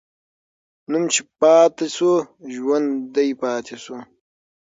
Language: Pashto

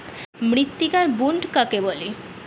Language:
Bangla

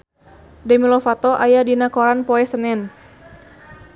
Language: Sundanese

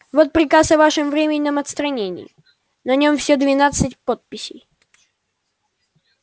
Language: Russian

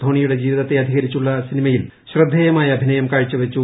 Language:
Malayalam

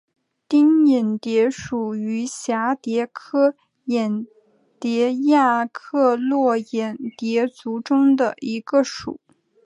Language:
Chinese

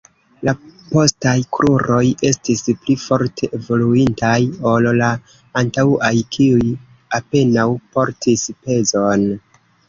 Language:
Esperanto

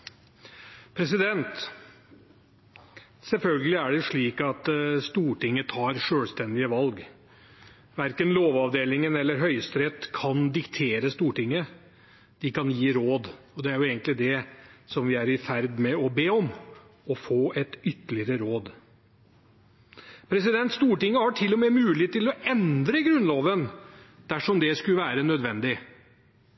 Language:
Norwegian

